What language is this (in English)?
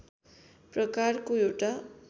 Nepali